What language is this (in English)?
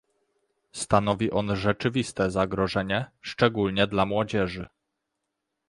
Polish